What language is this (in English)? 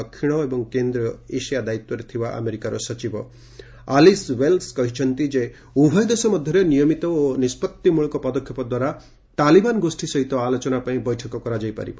Odia